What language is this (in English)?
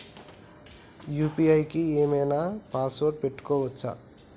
Telugu